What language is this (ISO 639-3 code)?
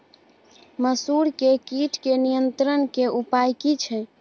mai